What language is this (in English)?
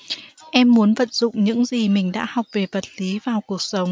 Vietnamese